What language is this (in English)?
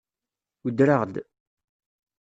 Kabyle